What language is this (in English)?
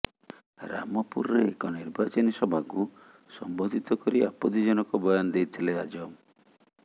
Odia